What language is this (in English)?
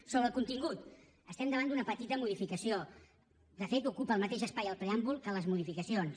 Catalan